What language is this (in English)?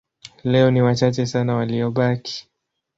Swahili